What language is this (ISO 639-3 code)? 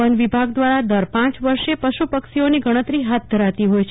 guj